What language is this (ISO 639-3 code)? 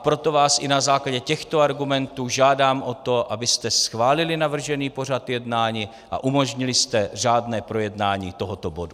ces